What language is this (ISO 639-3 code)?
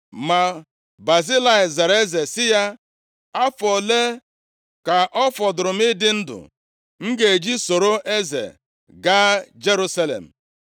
ibo